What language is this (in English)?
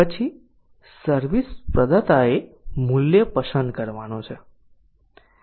Gujarati